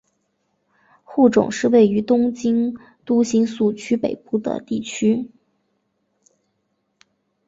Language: Chinese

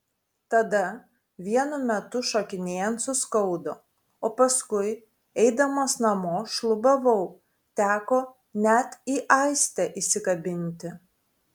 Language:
Lithuanian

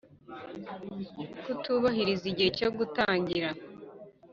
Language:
Kinyarwanda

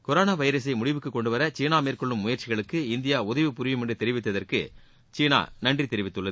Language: Tamil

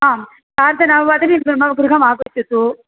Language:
Sanskrit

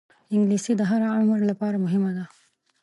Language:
Pashto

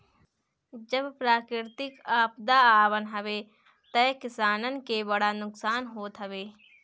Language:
Bhojpuri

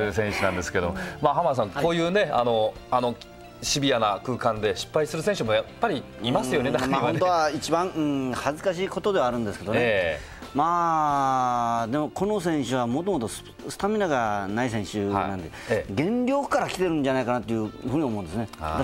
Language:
Japanese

